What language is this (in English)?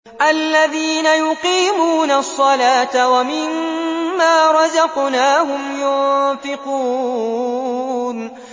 Arabic